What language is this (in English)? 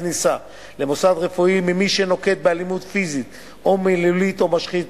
Hebrew